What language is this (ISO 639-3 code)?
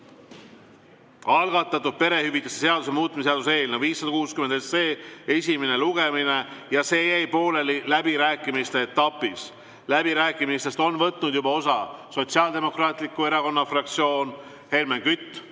est